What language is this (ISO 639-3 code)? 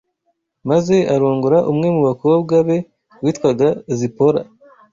kin